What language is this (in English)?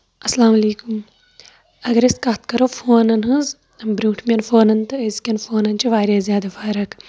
Kashmiri